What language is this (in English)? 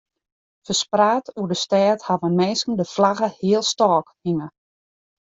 Western Frisian